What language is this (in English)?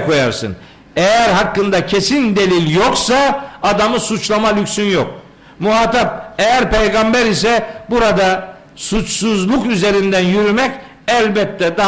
Turkish